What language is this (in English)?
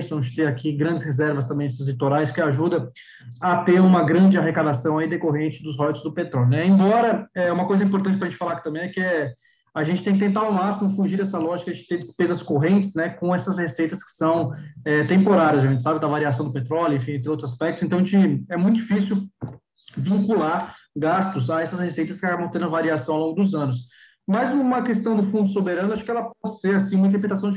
Portuguese